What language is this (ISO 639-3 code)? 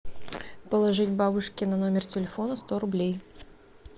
rus